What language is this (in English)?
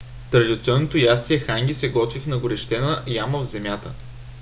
Bulgarian